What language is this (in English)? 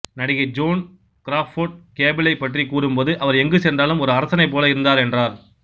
Tamil